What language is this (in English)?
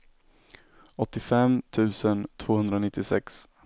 Swedish